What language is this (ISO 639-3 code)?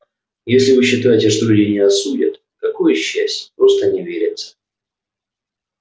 rus